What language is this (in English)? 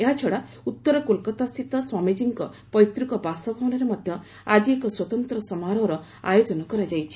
Odia